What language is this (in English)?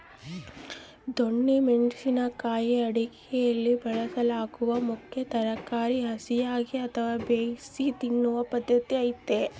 Kannada